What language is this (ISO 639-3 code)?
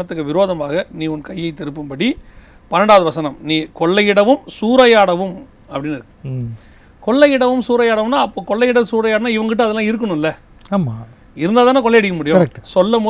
tam